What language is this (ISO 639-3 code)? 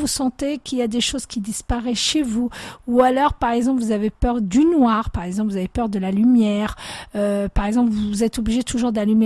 fra